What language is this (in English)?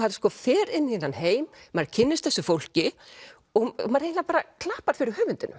Icelandic